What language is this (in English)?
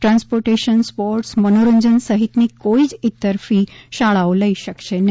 Gujarati